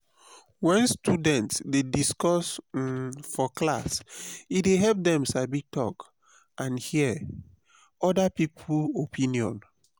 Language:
Nigerian Pidgin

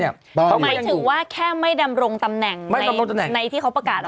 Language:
Thai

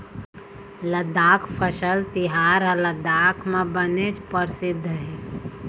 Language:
Chhattisgarhi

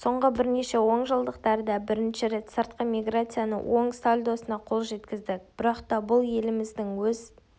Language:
Kazakh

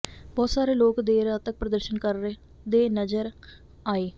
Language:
Punjabi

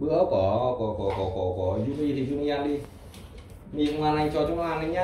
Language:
Vietnamese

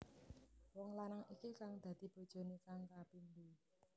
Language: Javanese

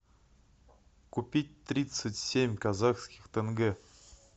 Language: Russian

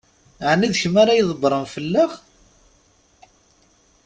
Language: Kabyle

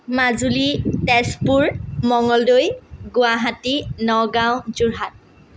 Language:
Assamese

